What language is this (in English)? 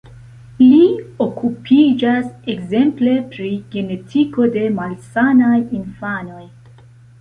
Esperanto